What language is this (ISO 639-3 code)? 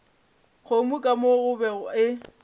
nso